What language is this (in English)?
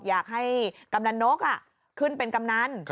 Thai